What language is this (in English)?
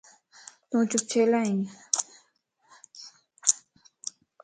Lasi